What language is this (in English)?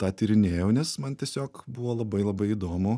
Lithuanian